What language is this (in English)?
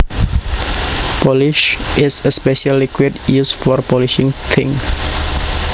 Javanese